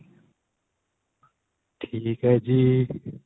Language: Punjabi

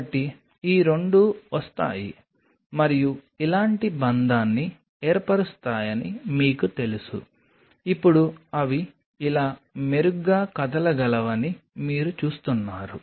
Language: Telugu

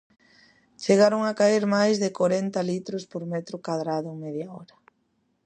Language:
Galician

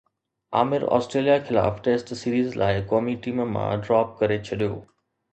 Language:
Sindhi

